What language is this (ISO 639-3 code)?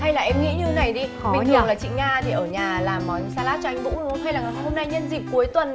vie